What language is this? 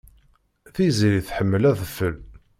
Kabyle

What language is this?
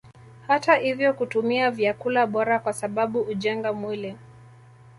Swahili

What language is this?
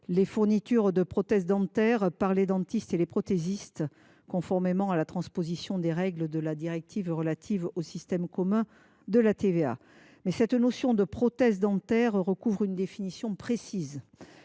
French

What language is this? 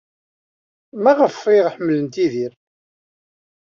Kabyle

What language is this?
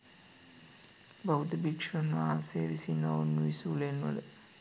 Sinhala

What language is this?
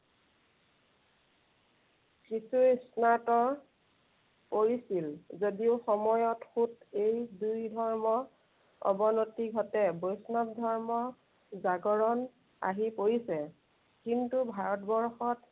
Assamese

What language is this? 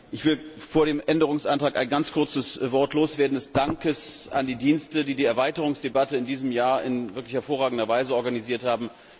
German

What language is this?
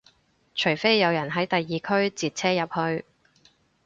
Cantonese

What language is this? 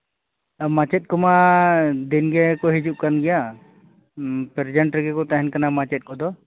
Santali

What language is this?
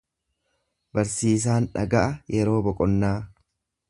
Oromo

